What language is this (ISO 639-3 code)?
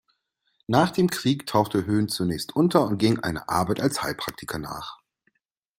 deu